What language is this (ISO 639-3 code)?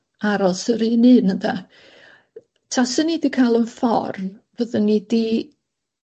cym